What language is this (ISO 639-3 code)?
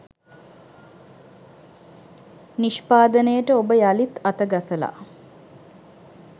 sin